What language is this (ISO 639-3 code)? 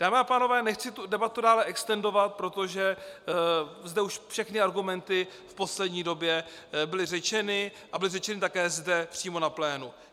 ces